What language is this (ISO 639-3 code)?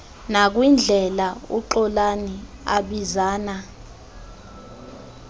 xho